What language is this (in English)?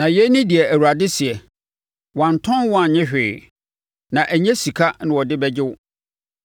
Akan